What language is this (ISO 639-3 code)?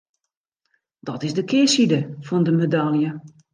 fry